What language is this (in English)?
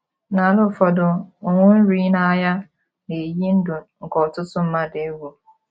Igbo